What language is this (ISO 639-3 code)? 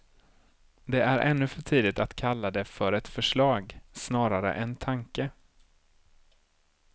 swe